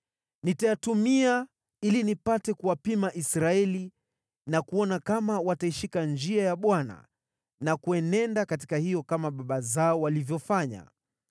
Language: Swahili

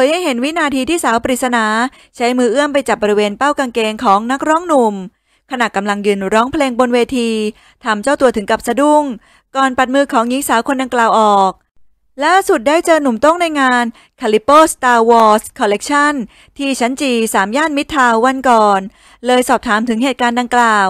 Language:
Thai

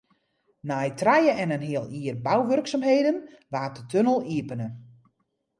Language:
Western Frisian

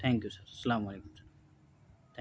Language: Urdu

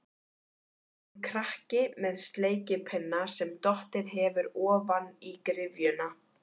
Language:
Icelandic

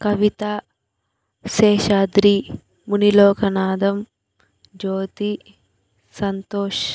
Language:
Telugu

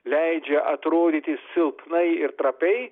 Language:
Lithuanian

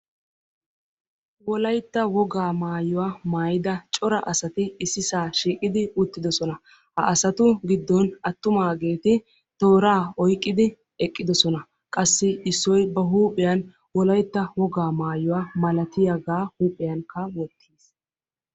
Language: Wolaytta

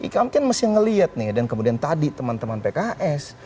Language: Indonesian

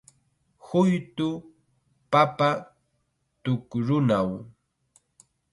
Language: Chiquián Ancash Quechua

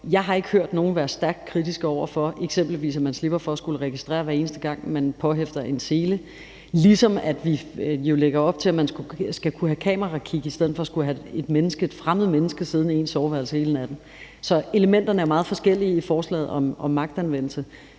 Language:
Danish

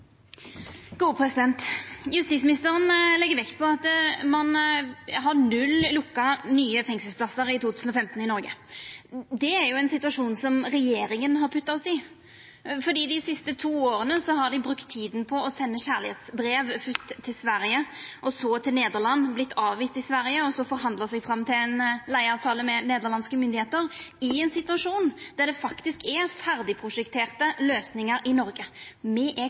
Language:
Norwegian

